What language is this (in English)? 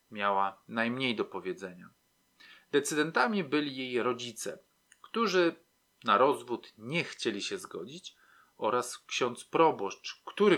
Polish